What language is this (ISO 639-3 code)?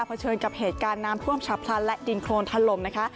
tha